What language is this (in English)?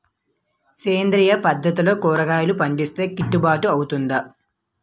Telugu